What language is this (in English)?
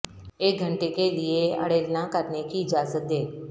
Urdu